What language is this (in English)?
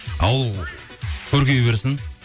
Kazakh